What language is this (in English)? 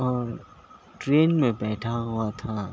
Urdu